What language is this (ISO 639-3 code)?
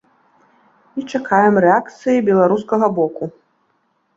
bel